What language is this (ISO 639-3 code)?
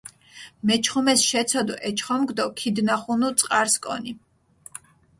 xmf